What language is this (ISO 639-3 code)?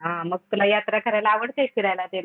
mar